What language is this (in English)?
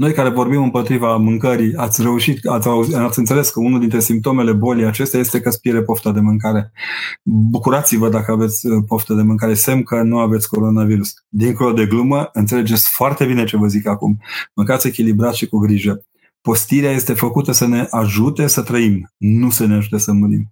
Romanian